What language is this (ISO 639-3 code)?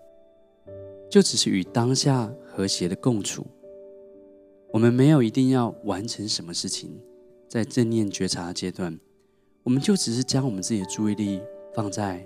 zho